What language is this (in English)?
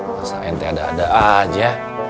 Indonesian